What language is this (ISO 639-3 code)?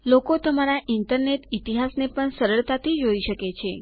guj